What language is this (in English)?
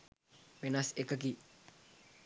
Sinhala